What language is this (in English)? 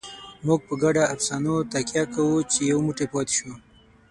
Pashto